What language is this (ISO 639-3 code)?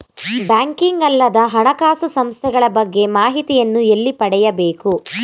kan